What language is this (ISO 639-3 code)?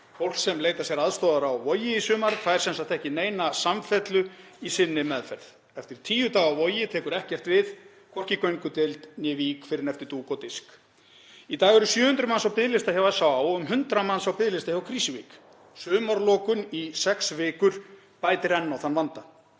isl